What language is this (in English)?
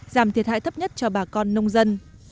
Vietnamese